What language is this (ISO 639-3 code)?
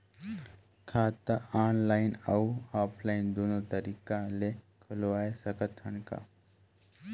hne